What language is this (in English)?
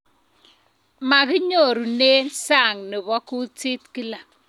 Kalenjin